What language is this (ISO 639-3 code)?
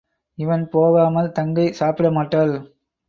tam